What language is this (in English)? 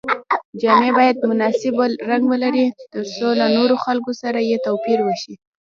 Pashto